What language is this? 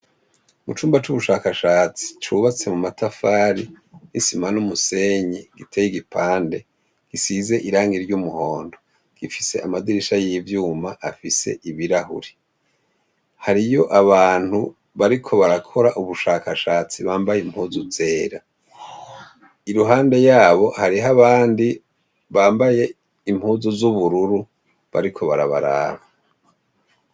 Rundi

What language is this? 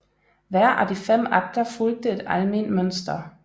Danish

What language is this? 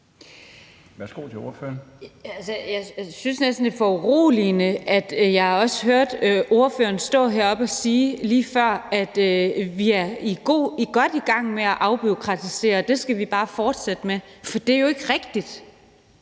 Danish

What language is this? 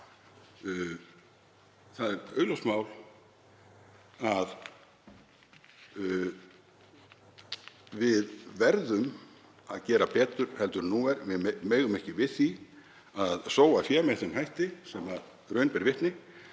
Icelandic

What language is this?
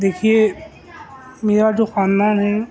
Urdu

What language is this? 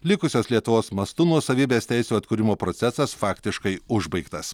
Lithuanian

